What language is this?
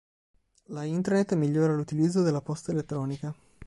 Italian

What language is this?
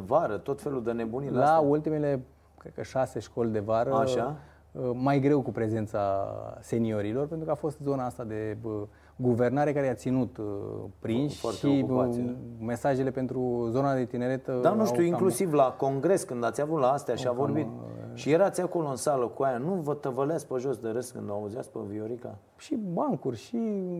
Romanian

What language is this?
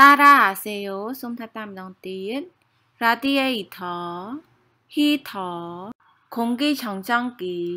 Thai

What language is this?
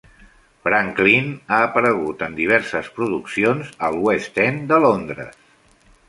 Catalan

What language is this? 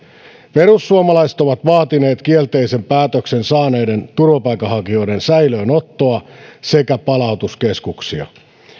Finnish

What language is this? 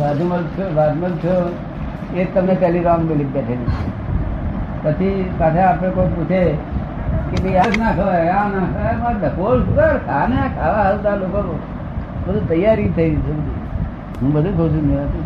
Gujarati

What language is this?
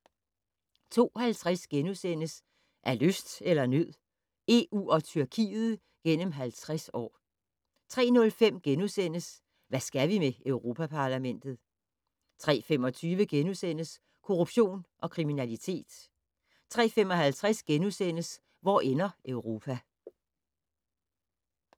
Danish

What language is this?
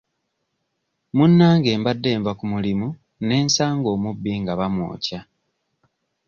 Ganda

